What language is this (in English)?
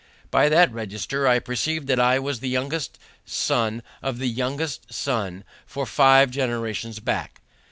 English